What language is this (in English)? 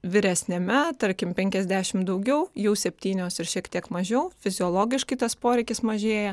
Lithuanian